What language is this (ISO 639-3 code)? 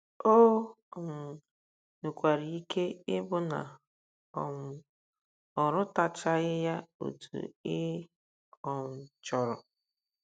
ibo